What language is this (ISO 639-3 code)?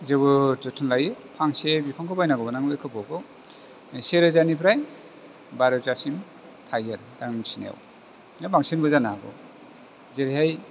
brx